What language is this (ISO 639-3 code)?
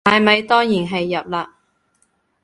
yue